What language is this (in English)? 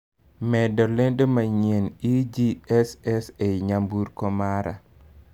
Luo (Kenya and Tanzania)